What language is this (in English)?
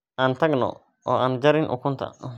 Somali